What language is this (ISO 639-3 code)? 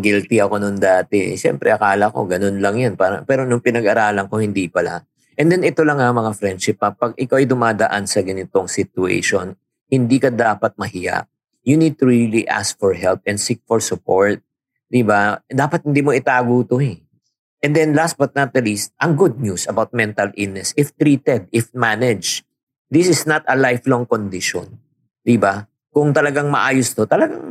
fil